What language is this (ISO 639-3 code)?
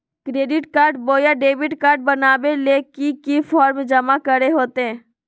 mag